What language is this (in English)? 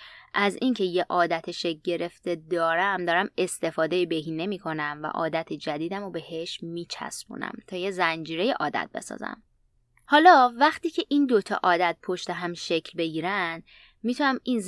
Persian